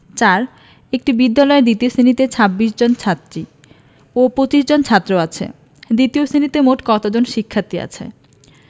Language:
Bangla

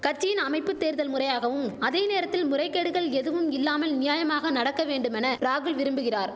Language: Tamil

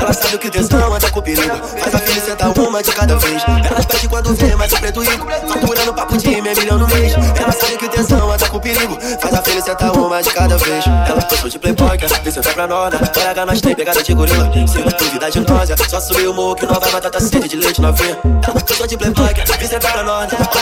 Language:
Portuguese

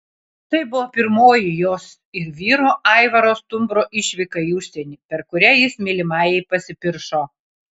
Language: Lithuanian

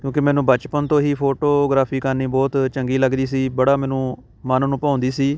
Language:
Punjabi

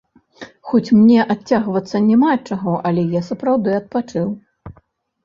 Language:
Belarusian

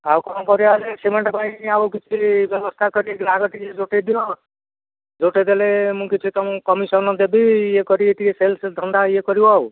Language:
Odia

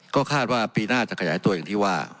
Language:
Thai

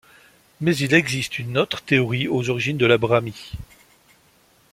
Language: French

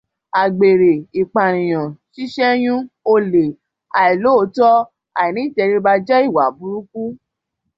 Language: Yoruba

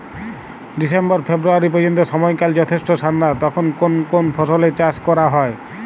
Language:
Bangla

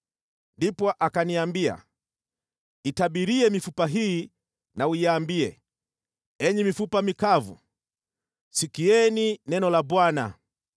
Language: Swahili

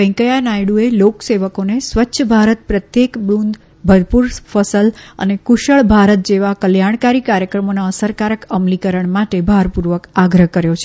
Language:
Gujarati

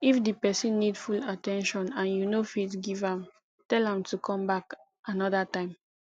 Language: Nigerian Pidgin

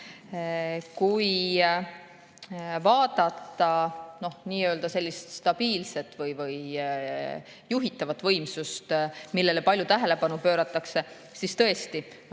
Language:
Estonian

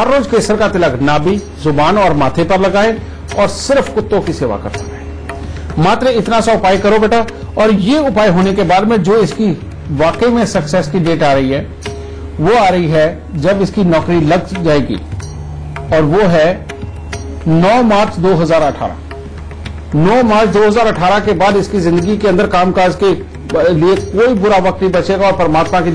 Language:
Hindi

